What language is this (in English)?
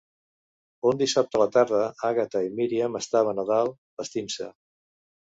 Catalan